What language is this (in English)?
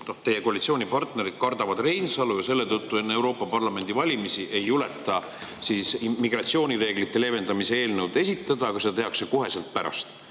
Estonian